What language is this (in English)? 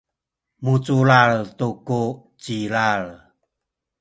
Sakizaya